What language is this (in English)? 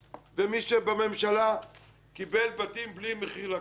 Hebrew